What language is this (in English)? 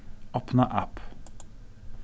Faroese